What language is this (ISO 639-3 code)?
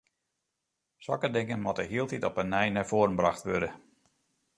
fry